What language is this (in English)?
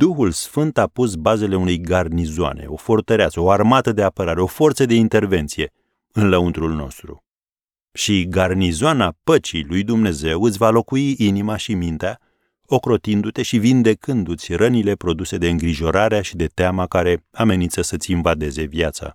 Romanian